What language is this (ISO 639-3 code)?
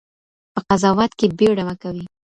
pus